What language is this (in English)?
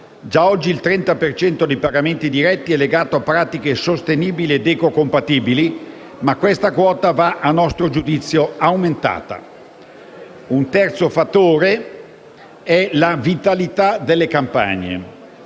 Italian